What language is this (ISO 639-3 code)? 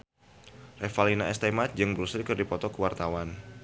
sun